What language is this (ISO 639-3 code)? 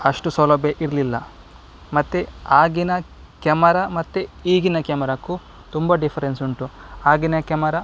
kan